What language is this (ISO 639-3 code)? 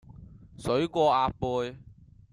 yue